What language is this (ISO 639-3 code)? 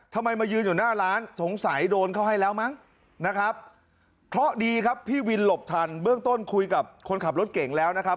tha